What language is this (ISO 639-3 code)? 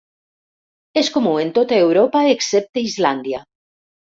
cat